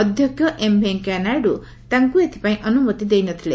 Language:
Odia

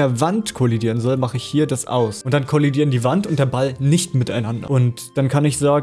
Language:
German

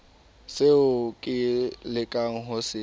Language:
Southern Sotho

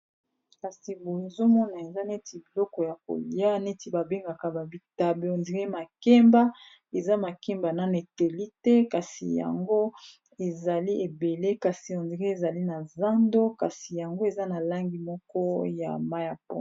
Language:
Lingala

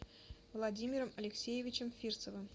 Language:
Russian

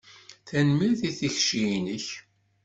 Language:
Kabyle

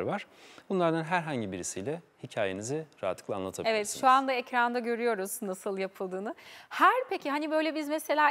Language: Turkish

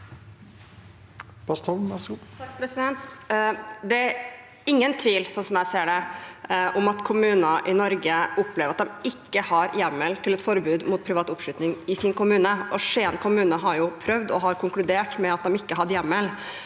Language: Norwegian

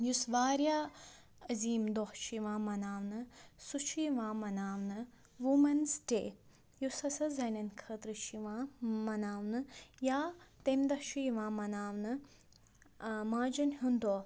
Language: Kashmiri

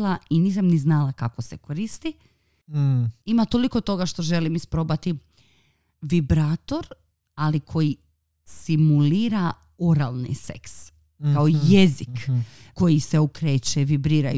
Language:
Croatian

